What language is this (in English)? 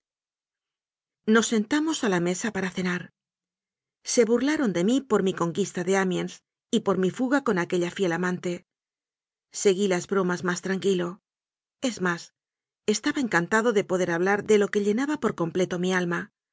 Spanish